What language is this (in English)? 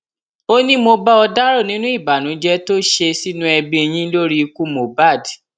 Yoruba